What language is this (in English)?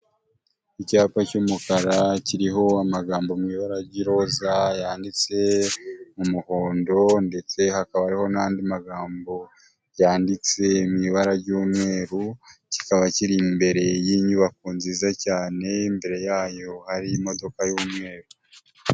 Kinyarwanda